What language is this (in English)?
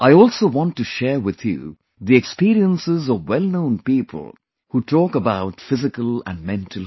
English